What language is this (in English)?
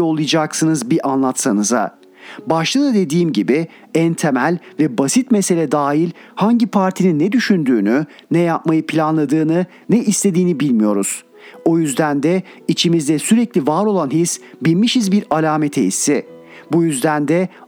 Turkish